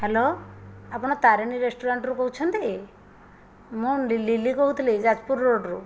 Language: Odia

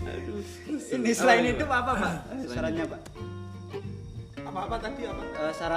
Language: Indonesian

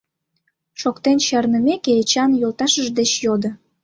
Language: Mari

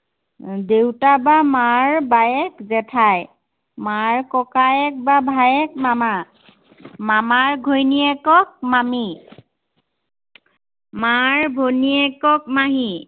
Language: Assamese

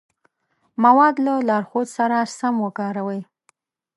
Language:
Pashto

